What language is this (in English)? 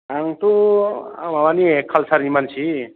Bodo